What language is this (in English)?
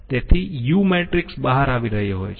Gujarati